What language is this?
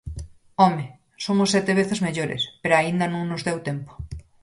Galician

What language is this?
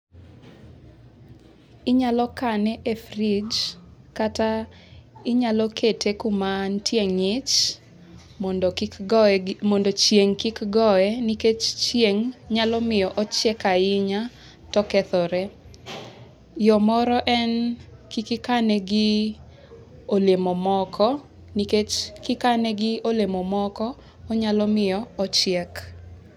Luo (Kenya and Tanzania)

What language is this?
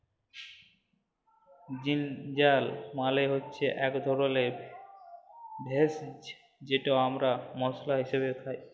Bangla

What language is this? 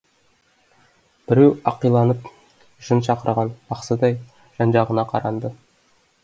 Kazakh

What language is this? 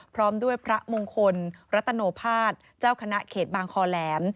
Thai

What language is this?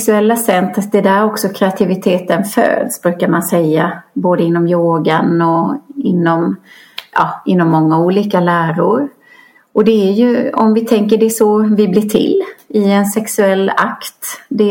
Swedish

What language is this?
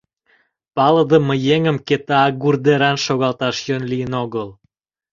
Mari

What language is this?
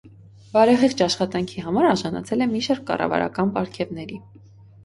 Armenian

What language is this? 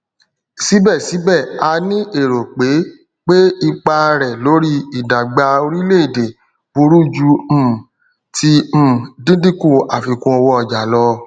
Yoruba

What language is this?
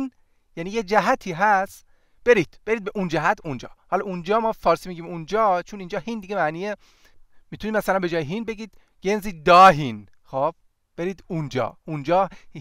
Persian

